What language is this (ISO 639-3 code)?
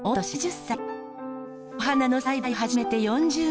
jpn